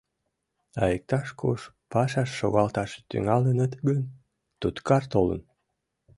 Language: Mari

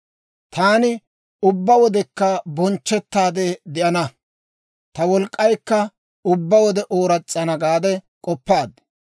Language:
Dawro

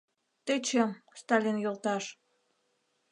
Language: Mari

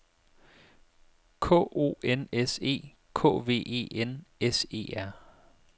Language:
Danish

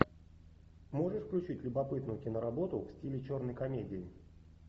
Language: Russian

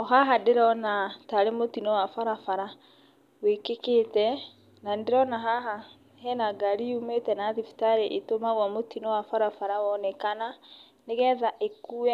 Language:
Kikuyu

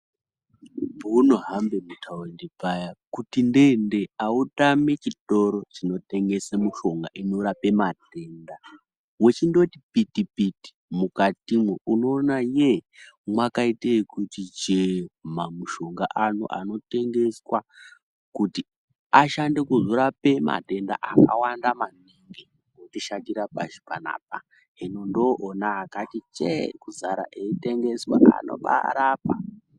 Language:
Ndau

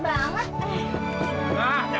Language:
Indonesian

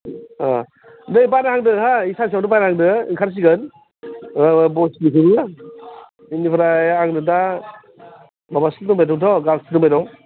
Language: Bodo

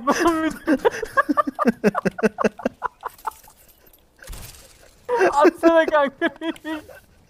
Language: Turkish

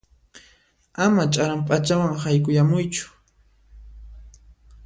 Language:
Puno Quechua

